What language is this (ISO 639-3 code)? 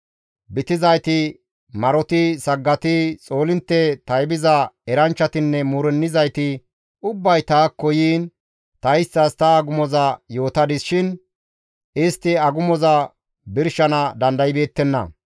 gmv